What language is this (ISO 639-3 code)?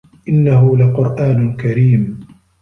ara